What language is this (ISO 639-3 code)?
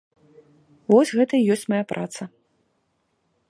bel